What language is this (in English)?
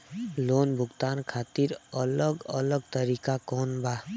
Bhojpuri